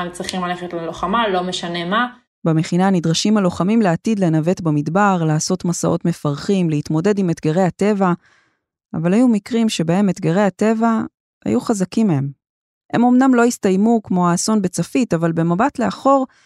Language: Hebrew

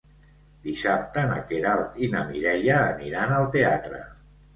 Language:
Catalan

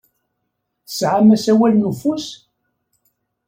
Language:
Kabyle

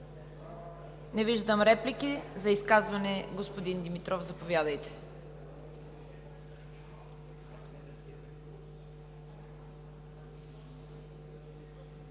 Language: Bulgarian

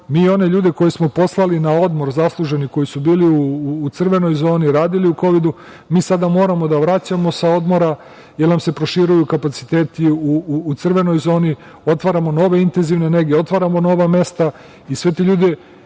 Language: Serbian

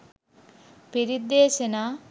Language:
Sinhala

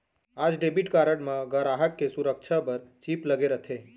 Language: Chhattisgarhi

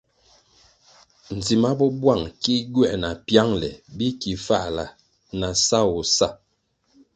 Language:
Kwasio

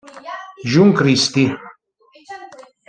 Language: Italian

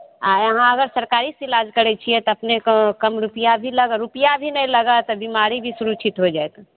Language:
Maithili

